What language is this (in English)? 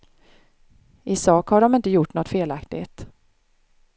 Swedish